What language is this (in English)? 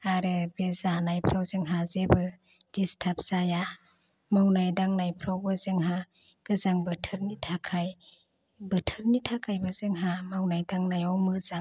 Bodo